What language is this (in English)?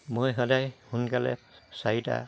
Assamese